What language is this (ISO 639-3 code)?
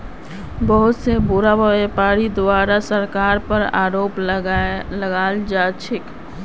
mag